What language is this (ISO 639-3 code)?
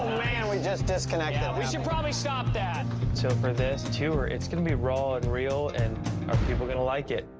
eng